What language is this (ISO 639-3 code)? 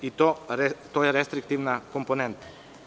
srp